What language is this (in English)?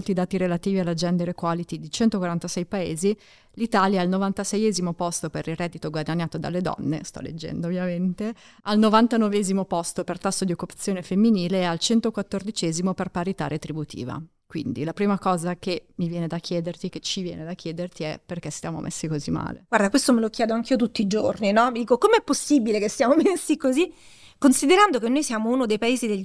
Italian